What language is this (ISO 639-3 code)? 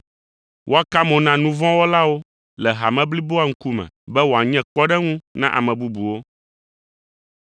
ewe